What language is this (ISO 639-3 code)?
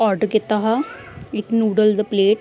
doi